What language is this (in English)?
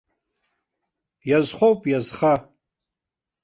Abkhazian